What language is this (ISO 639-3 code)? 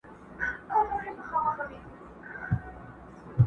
pus